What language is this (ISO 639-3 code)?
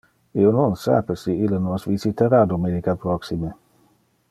ina